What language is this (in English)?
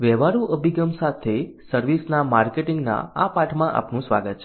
Gujarati